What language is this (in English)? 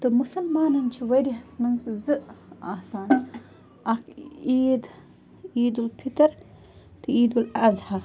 Kashmiri